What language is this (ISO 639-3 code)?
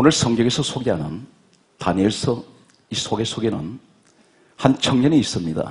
kor